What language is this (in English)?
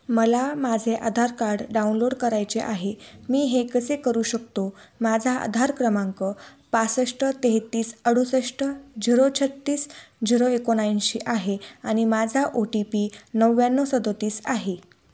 Marathi